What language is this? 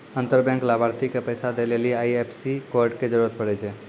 Maithili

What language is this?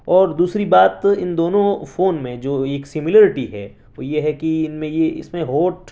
Urdu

